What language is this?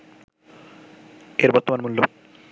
Bangla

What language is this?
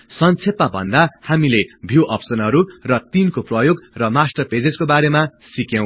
Nepali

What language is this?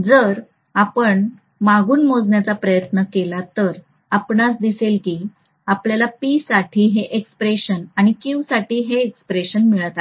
Marathi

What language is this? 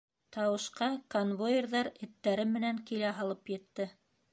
Bashkir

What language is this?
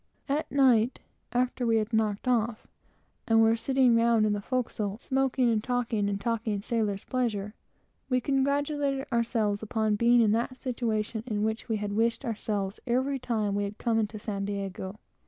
English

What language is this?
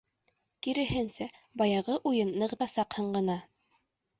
Bashkir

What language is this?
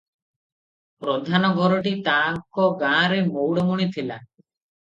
Odia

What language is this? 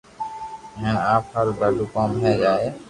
Loarki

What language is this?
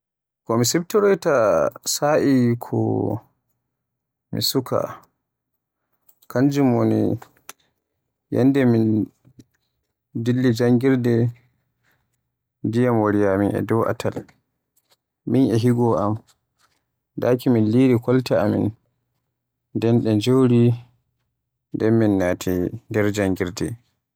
Borgu Fulfulde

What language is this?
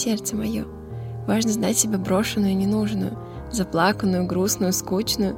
Russian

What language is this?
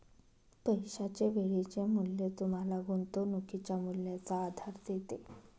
Marathi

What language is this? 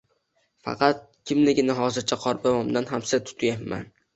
Uzbek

